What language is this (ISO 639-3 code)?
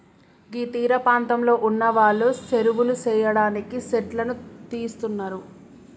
tel